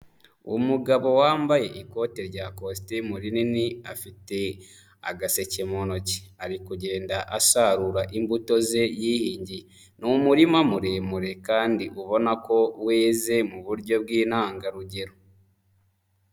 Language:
Kinyarwanda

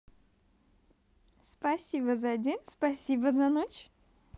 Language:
Russian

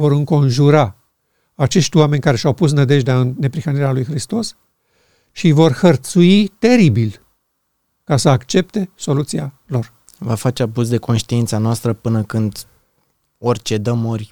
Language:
Romanian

